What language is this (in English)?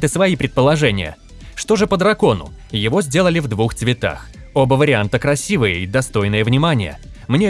Russian